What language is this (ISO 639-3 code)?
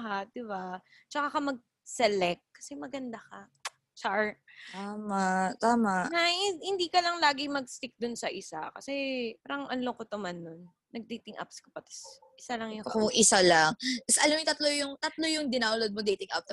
fil